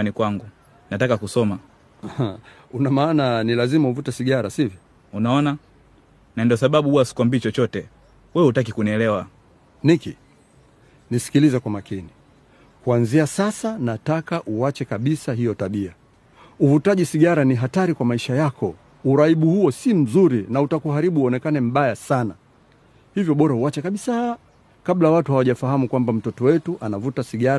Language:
Swahili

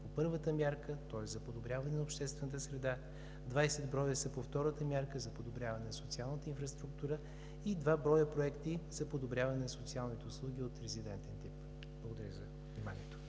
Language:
Bulgarian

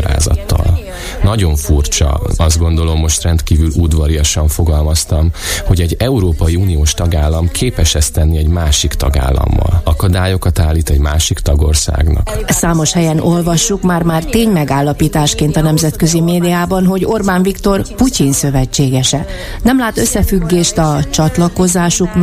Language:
Hungarian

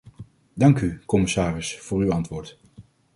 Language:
Dutch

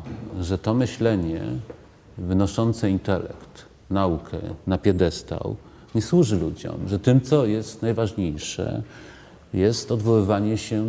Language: Polish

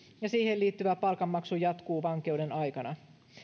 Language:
Finnish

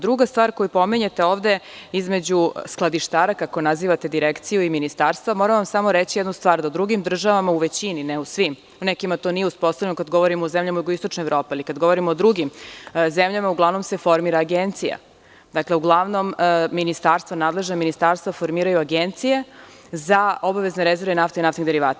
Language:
Serbian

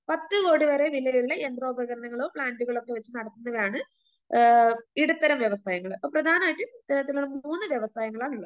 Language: Malayalam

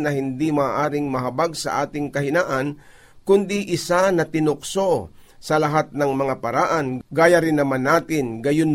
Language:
Filipino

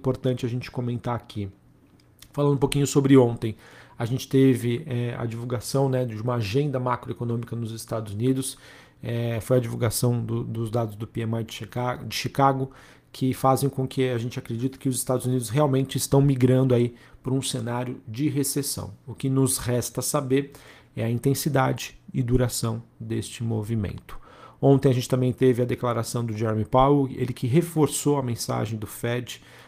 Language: Portuguese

